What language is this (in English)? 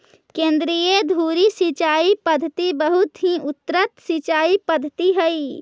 Magahi